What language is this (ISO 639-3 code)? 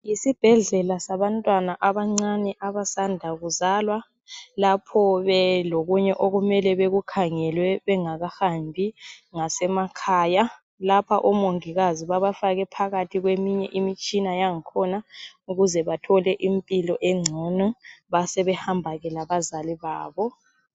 nde